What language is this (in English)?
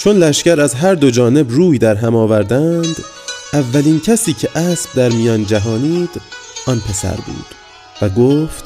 Persian